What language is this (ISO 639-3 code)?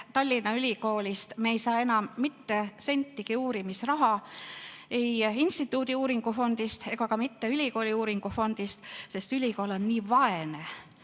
est